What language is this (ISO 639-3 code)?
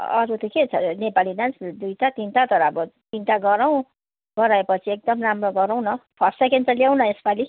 nep